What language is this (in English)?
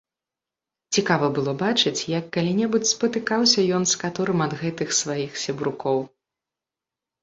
Belarusian